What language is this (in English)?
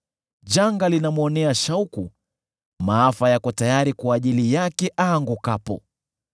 Swahili